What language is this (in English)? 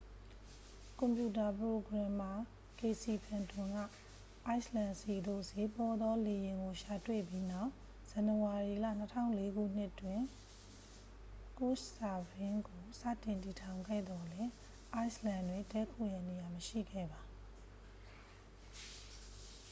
Burmese